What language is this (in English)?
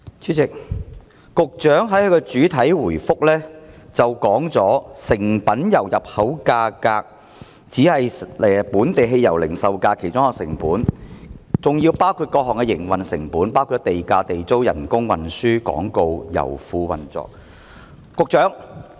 Cantonese